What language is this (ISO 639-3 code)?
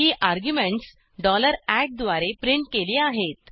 mar